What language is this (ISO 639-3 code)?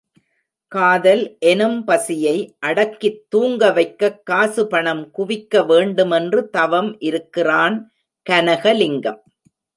tam